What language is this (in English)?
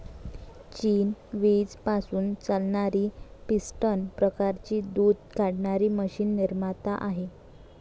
Marathi